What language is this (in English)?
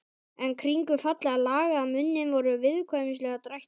Icelandic